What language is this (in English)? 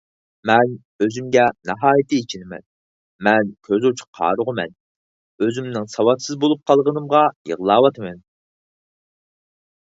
Uyghur